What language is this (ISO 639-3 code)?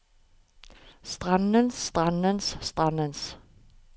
nor